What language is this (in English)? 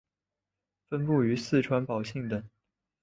Chinese